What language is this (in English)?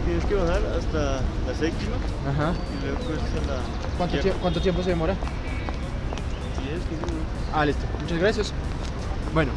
Spanish